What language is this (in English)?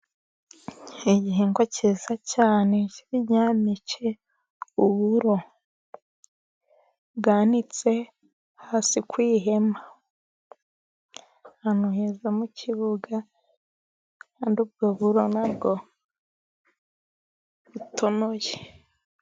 Kinyarwanda